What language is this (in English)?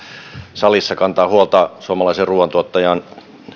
Finnish